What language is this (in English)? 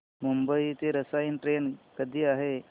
Marathi